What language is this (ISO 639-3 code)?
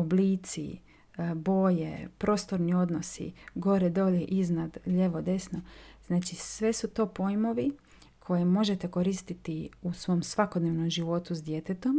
hrv